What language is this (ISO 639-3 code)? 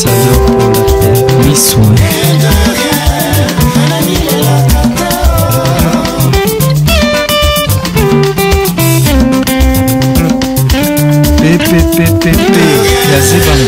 fra